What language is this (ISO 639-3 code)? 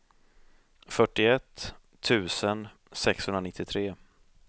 swe